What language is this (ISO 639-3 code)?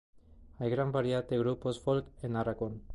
spa